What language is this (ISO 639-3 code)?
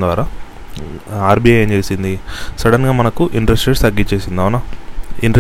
tel